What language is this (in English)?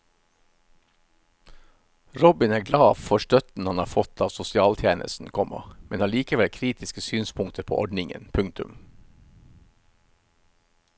Norwegian